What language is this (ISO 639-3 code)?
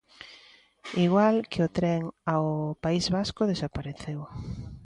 glg